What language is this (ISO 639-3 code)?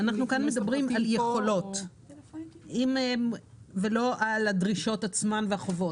heb